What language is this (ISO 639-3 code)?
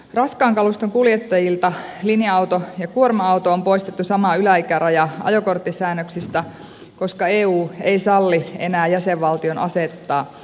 fin